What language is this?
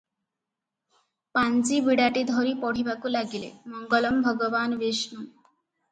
Odia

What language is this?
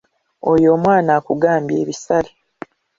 Ganda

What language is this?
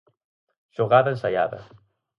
Galician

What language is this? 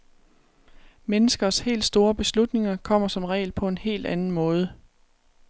Danish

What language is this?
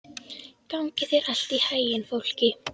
Icelandic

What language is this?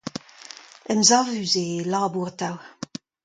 Breton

